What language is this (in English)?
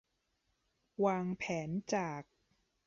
Thai